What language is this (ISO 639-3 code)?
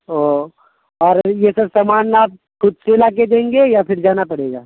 urd